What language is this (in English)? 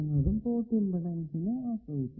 Malayalam